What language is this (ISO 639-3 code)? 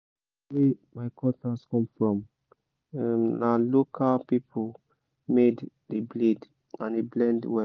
pcm